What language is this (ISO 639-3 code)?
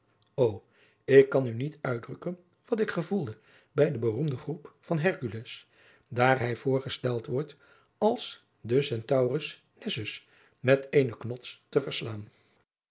nld